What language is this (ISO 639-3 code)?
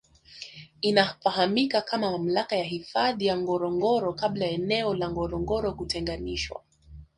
swa